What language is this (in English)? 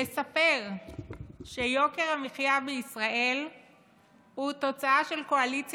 Hebrew